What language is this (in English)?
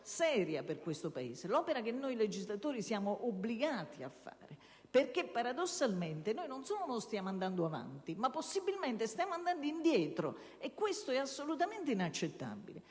Italian